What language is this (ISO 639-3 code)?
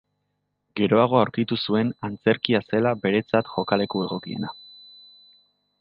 eus